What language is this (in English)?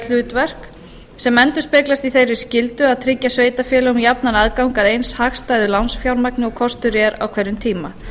Icelandic